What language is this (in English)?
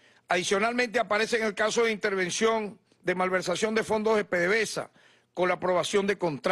Spanish